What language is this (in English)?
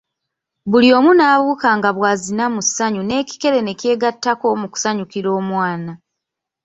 Ganda